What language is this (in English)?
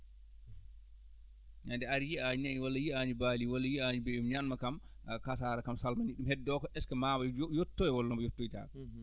Fula